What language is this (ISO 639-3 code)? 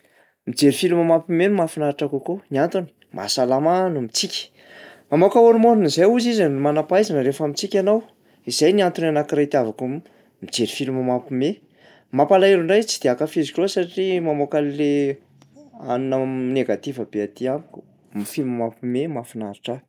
mlg